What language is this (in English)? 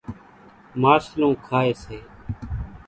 Kachi Koli